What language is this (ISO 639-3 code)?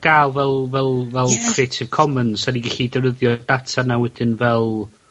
cym